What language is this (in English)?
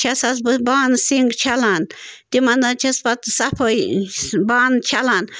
Kashmiri